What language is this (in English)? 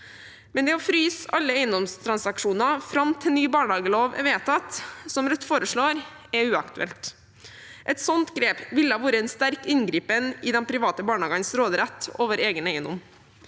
Norwegian